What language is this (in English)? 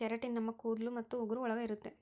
Kannada